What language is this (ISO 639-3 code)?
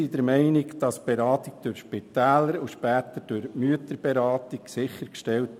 gsw